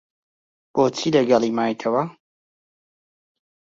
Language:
Central Kurdish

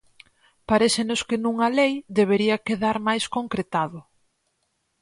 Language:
Galician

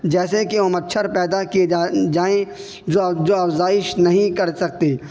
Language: Urdu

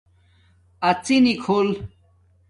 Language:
Domaaki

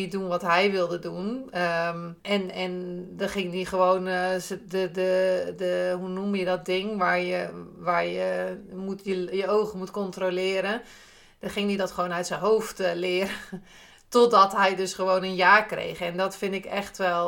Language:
Dutch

